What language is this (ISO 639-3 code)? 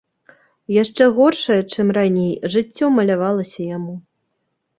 bel